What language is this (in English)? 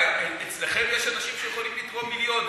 Hebrew